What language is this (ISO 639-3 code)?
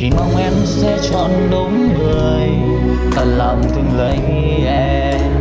vie